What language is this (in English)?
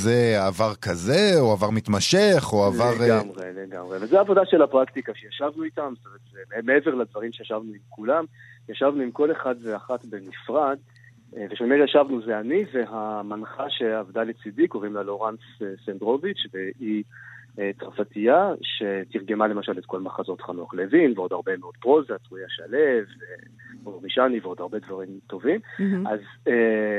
Hebrew